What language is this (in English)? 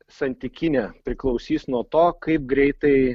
Lithuanian